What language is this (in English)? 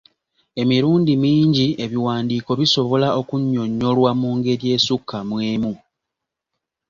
Ganda